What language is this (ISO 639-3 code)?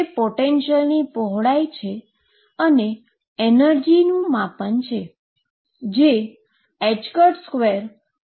guj